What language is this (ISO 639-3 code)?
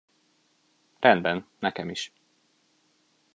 hun